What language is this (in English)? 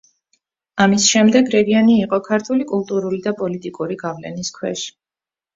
Georgian